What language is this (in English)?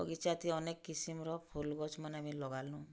Odia